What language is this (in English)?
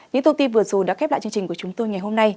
Vietnamese